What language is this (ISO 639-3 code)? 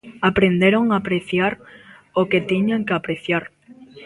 glg